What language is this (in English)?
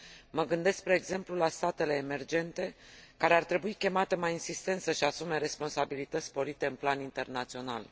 Romanian